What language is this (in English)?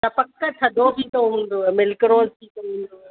Sindhi